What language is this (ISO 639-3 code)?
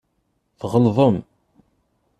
kab